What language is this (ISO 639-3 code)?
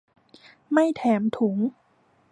tha